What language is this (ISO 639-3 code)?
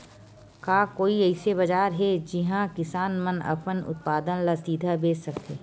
hne